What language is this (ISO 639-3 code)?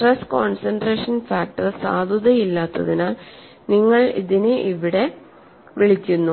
mal